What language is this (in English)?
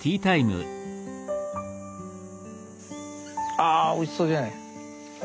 Japanese